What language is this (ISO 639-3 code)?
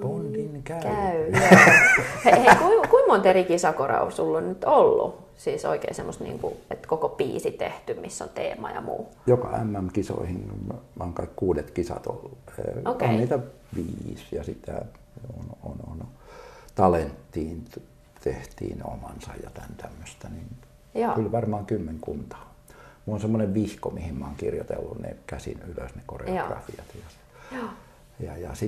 fin